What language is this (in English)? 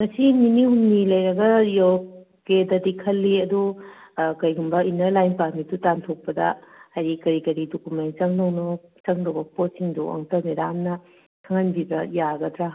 Manipuri